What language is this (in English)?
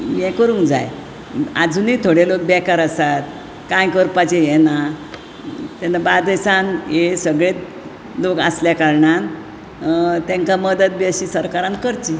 Konkani